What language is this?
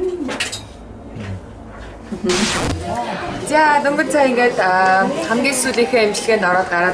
Korean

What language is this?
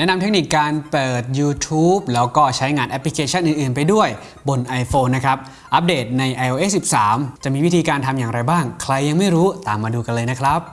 Thai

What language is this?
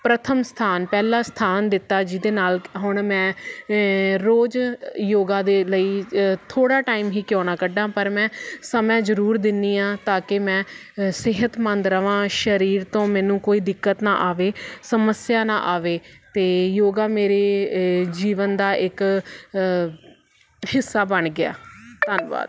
Punjabi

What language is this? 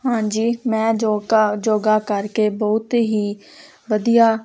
Punjabi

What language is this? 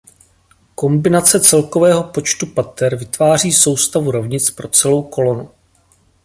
Czech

